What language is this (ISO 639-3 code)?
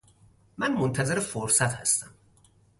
fas